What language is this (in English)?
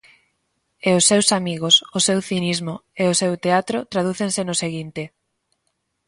Galician